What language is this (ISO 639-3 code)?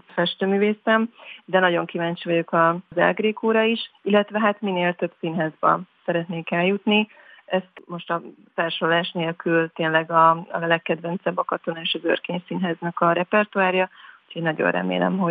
hun